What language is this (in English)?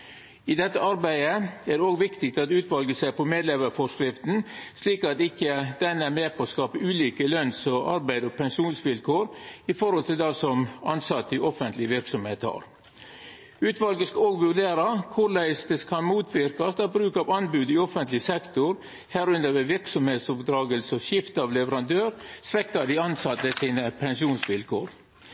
Norwegian Nynorsk